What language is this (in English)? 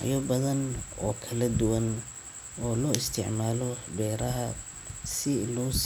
Somali